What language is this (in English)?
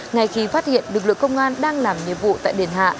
Vietnamese